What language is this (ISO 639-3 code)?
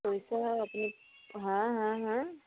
asm